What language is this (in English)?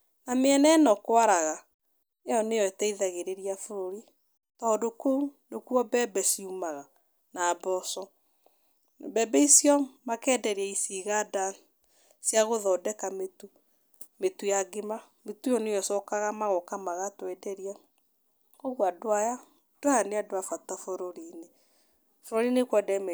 Kikuyu